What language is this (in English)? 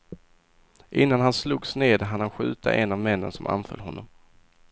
Swedish